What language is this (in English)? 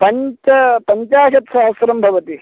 Sanskrit